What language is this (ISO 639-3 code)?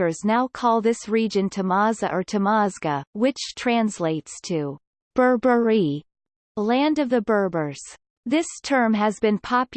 eng